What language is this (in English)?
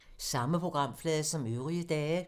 Danish